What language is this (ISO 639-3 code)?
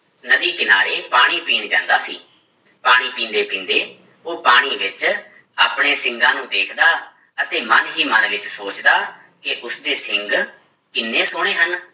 pan